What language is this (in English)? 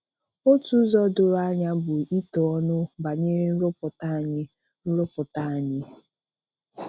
Igbo